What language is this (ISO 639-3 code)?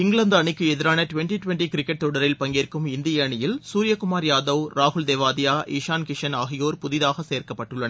tam